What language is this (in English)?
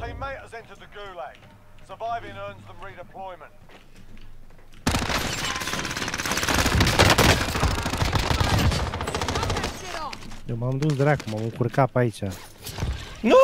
Romanian